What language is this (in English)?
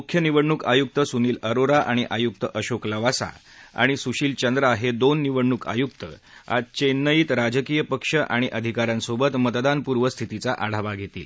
Marathi